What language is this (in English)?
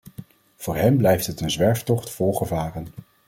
Dutch